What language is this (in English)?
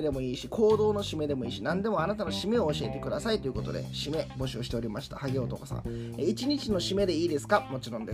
Japanese